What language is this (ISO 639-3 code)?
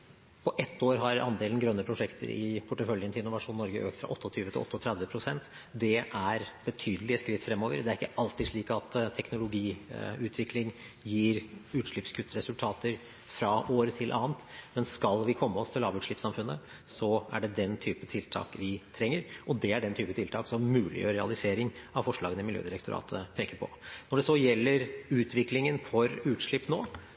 nob